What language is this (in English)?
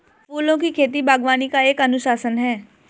Hindi